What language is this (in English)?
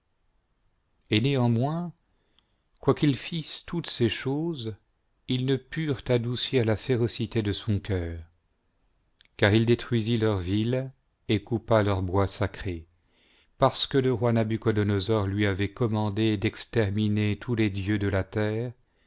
French